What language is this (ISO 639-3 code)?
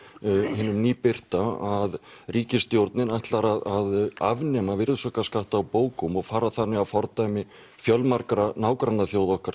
isl